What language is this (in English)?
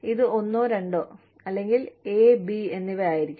Malayalam